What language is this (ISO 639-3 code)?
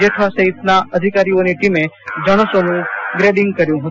guj